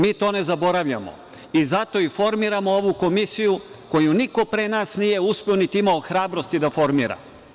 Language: Serbian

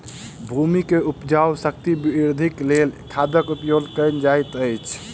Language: Maithili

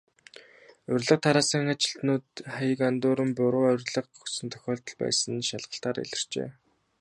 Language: Mongolian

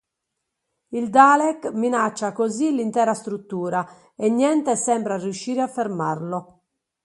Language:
Italian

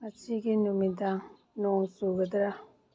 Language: Manipuri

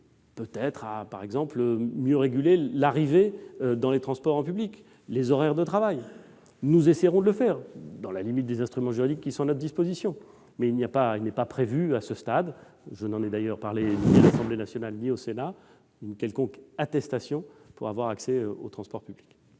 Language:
French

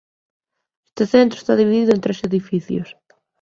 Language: Galician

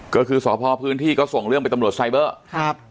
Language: Thai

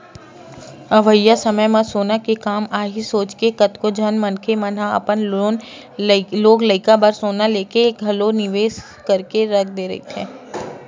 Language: Chhattisgarhi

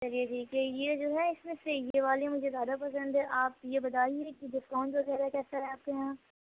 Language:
Urdu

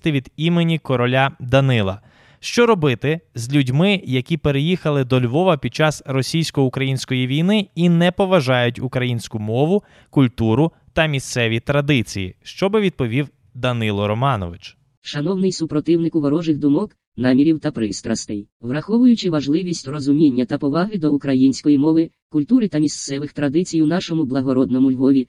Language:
Ukrainian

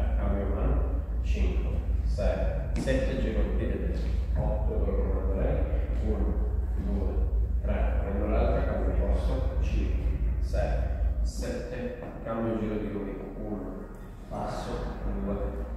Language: Italian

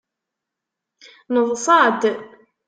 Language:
Kabyle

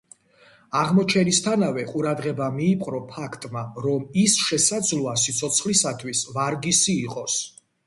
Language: Georgian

